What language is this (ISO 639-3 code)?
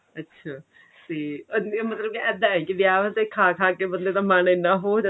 pan